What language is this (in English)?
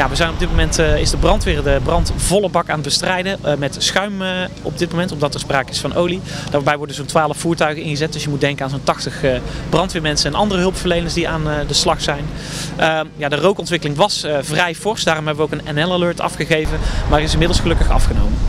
Dutch